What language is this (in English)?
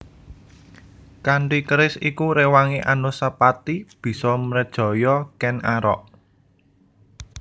Javanese